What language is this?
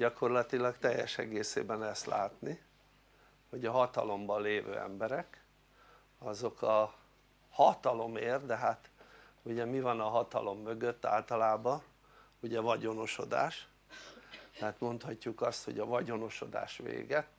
Hungarian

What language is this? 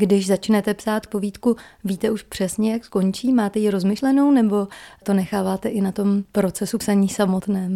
Czech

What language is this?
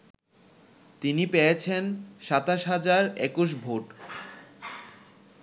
Bangla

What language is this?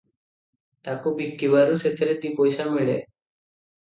Odia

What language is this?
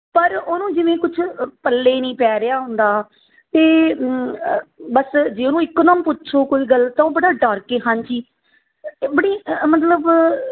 Punjabi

